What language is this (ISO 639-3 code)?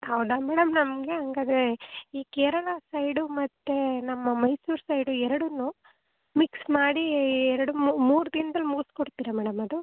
kan